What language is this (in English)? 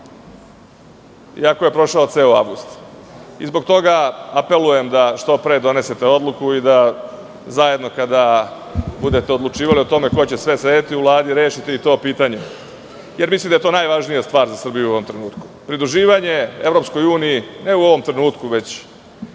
Serbian